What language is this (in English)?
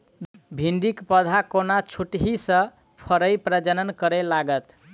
Maithili